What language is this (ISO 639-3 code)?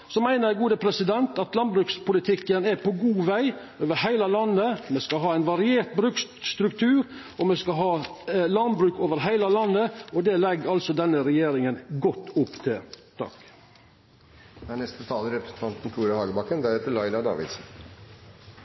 nno